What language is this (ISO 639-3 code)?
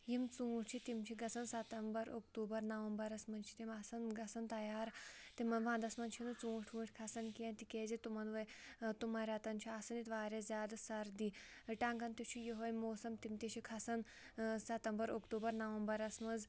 kas